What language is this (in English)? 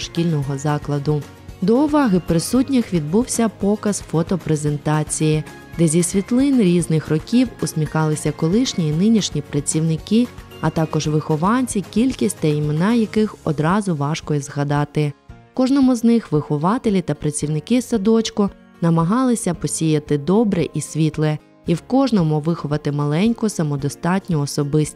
Ukrainian